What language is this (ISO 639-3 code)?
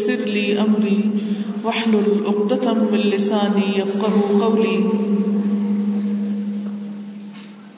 urd